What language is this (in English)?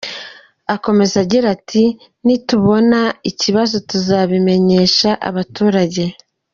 Kinyarwanda